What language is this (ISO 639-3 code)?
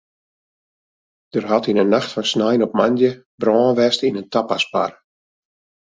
fry